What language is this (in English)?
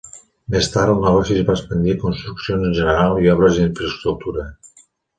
Catalan